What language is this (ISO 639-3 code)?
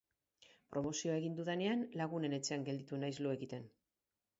eus